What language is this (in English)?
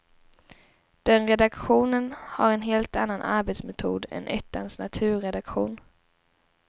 Swedish